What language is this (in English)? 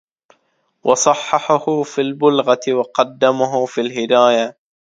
Arabic